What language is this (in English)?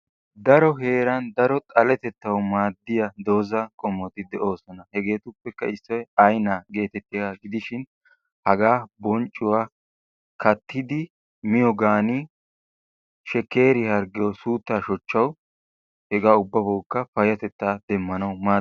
Wolaytta